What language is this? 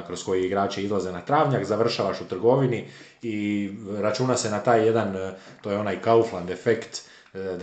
Croatian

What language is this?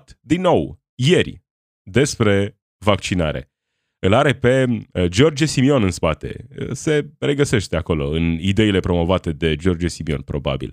Romanian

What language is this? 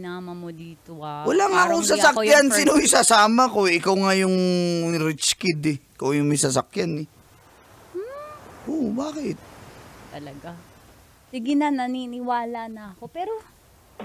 Filipino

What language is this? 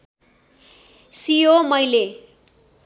Nepali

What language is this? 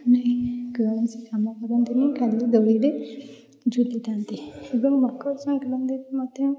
Odia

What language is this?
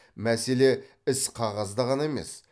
Kazakh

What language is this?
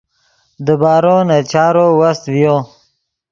Yidgha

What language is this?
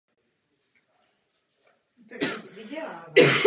Czech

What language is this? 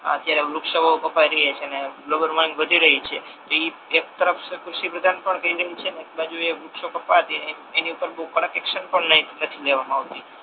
Gujarati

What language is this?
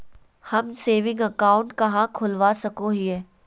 Magahi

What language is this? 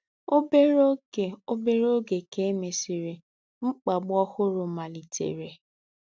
Igbo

